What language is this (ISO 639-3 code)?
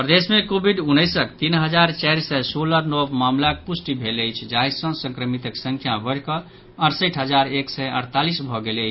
mai